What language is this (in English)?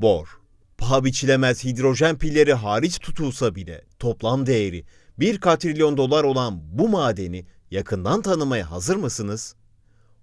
Turkish